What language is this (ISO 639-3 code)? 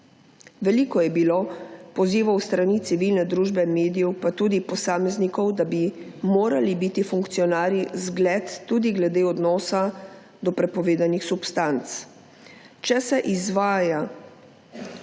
slv